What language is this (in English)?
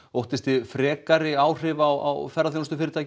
Icelandic